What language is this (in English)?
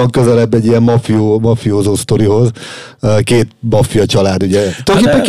Hungarian